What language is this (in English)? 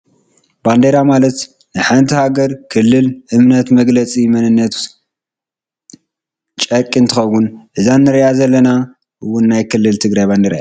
Tigrinya